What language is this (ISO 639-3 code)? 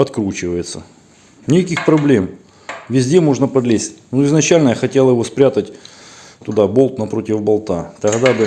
rus